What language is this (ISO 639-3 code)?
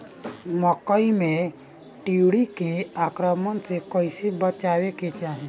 bho